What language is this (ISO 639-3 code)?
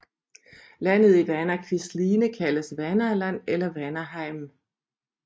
dan